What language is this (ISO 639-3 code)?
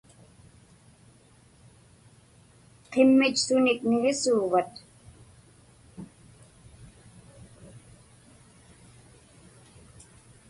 ipk